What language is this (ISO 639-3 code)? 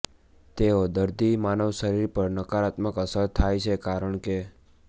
guj